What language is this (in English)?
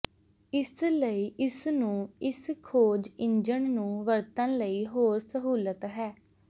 Punjabi